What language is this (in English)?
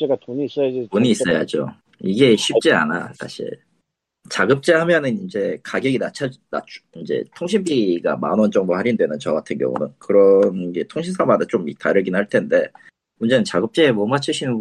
Korean